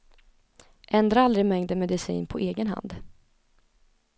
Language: Swedish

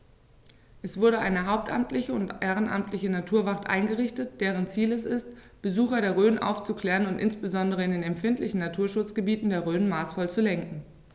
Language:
German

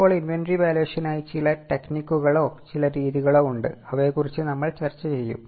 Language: Malayalam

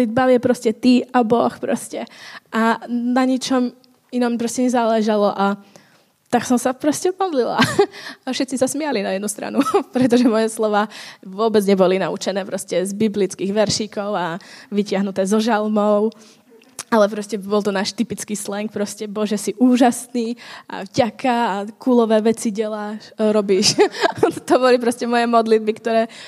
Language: Czech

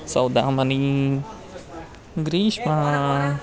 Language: Sanskrit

